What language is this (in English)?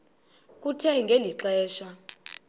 Xhosa